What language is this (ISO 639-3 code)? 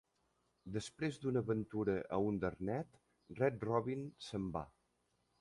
cat